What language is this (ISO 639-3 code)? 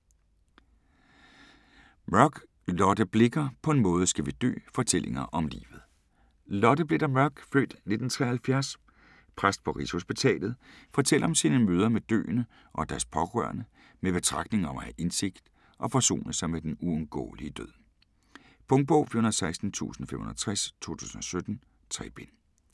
dan